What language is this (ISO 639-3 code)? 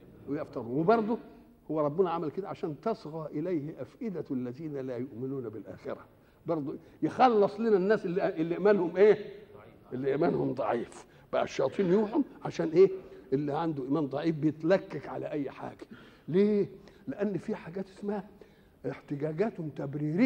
ara